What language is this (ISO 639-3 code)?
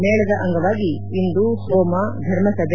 kan